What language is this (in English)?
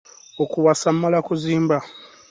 Ganda